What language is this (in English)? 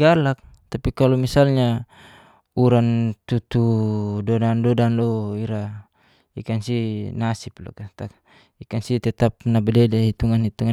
Geser-Gorom